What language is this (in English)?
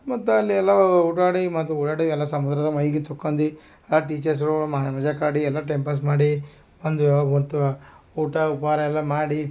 Kannada